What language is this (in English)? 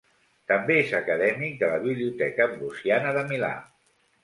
Catalan